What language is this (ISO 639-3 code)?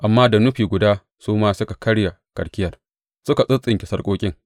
hau